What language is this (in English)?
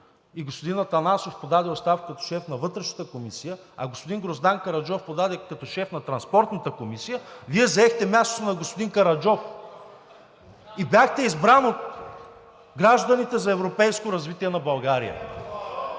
Bulgarian